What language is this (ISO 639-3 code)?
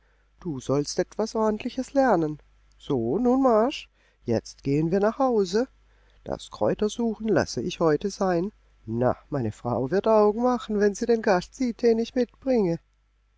deu